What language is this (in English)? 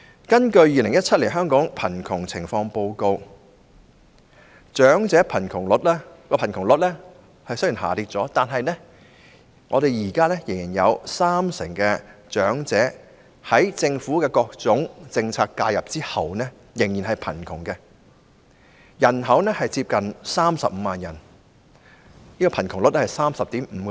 Cantonese